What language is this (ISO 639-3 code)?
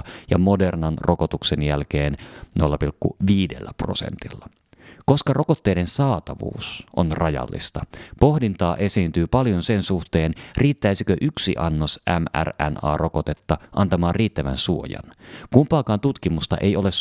fin